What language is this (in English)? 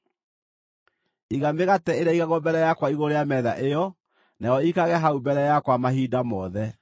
Kikuyu